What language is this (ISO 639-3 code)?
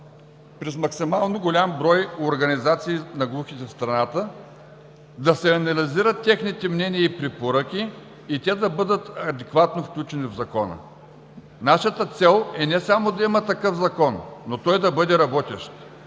bul